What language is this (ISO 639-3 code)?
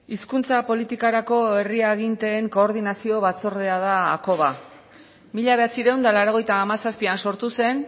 eus